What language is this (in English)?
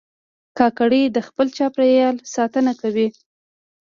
Pashto